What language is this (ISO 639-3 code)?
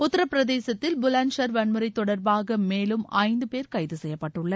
tam